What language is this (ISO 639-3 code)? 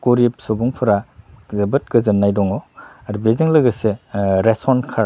brx